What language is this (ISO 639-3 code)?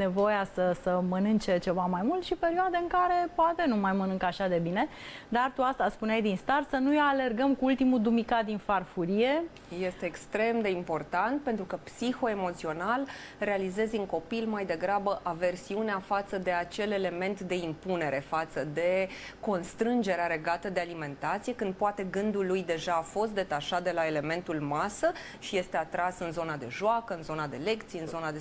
ron